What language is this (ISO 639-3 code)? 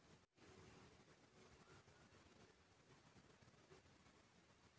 hne